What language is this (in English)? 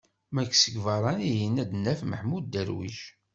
Kabyle